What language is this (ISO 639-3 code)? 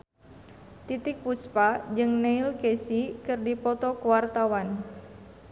sun